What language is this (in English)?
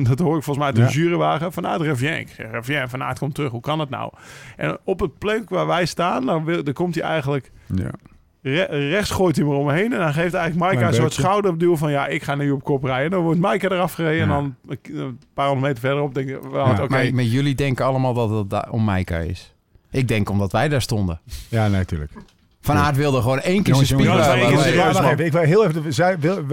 Dutch